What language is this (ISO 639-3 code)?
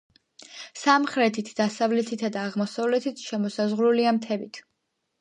kat